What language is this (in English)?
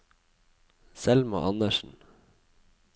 Norwegian